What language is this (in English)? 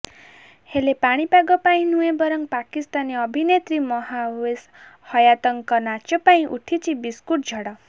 Odia